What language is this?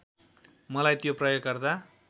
Nepali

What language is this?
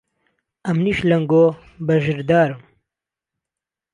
Central Kurdish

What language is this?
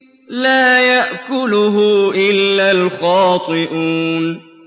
Arabic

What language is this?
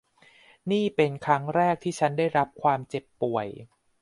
Thai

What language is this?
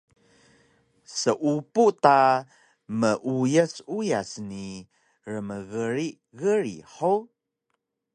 Taroko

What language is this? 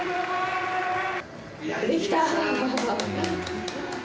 Japanese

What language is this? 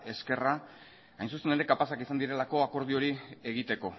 Basque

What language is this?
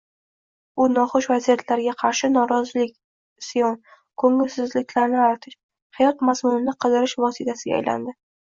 Uzbek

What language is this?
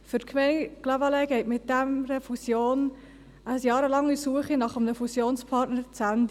Swiss German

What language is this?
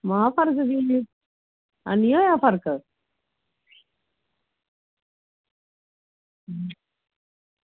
Dogri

